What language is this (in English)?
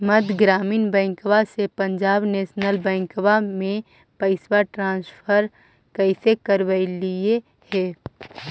Magahi